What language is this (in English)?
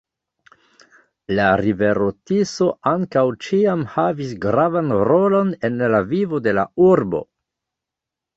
Esperanto